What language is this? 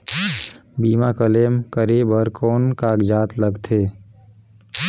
Chhattisgarhi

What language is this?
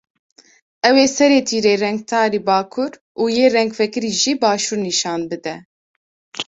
Kurdish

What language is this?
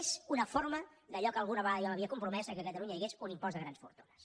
Catalan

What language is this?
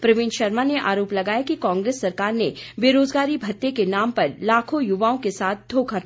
Hindi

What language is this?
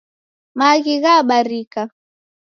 Taita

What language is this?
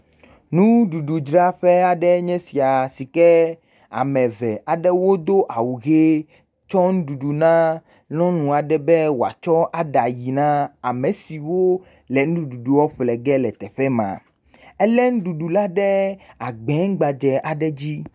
Ewe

